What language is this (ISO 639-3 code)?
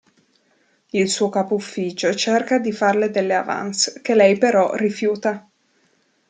ita